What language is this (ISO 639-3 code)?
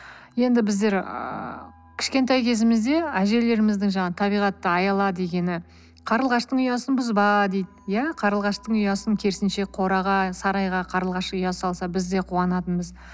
kaz